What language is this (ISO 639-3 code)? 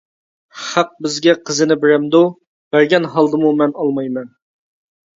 uig